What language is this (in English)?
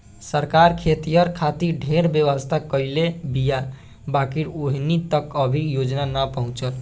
Bhojpuri